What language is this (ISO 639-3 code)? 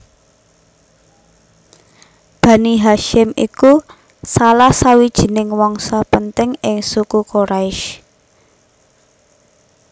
jav